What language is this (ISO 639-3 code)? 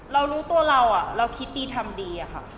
tha